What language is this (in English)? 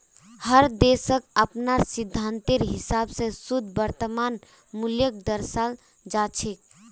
Magahi